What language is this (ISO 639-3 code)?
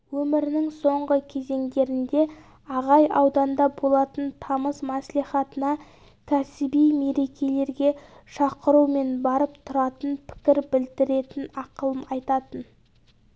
kaz